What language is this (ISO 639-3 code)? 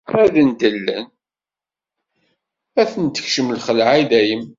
kab